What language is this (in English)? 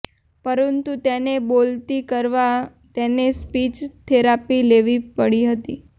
Gujarati